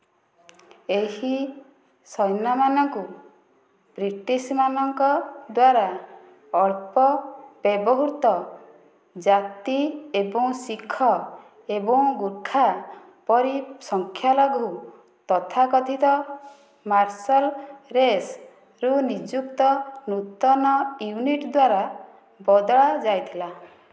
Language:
Odia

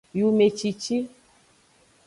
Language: Aja (Benin)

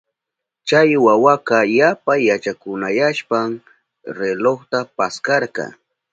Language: Southern Pastaza Quechua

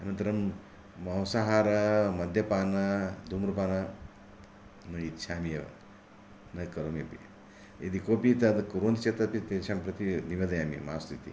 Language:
Sanskrit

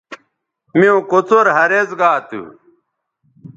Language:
Bateri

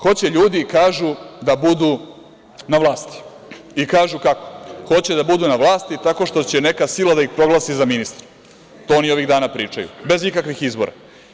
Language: Serbian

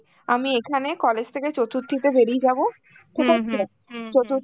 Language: Bangla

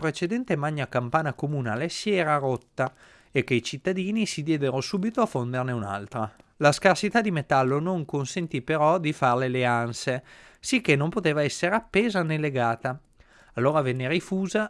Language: Italian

